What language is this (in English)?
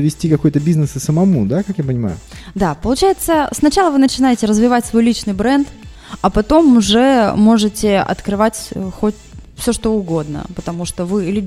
Russian